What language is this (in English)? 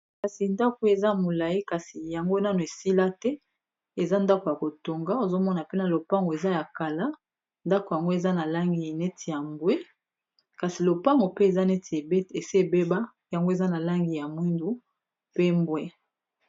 Lingala